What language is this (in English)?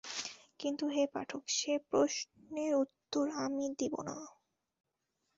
Bangla